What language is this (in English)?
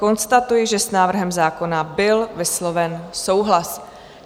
Czech